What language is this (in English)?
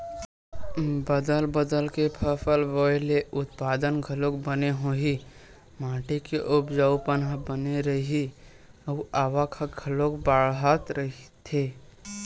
Chhattisgarhi